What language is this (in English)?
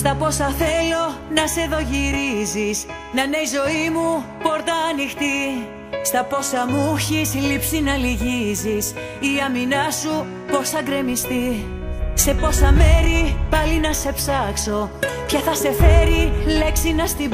Greek